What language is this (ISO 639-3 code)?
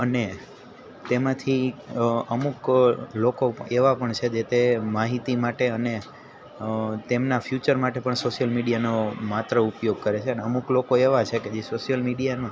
guj